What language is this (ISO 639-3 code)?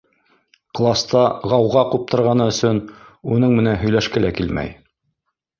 bak